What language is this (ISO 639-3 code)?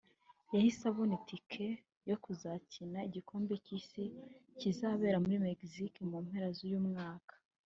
kin